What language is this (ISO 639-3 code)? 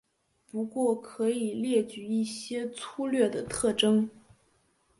zho